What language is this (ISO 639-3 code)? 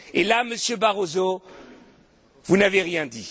fra